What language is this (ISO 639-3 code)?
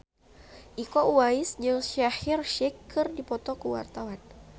sun